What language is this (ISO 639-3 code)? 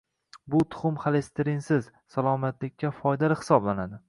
uzb